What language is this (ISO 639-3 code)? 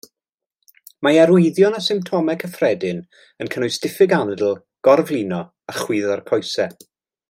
cym